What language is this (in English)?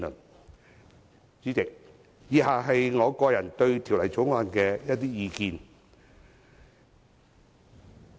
Cantonese